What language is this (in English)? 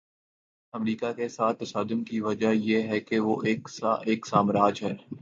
Urdu